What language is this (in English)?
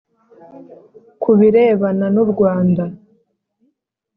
Kinyarwanda